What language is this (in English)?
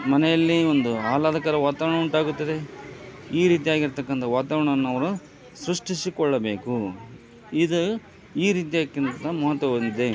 Kannada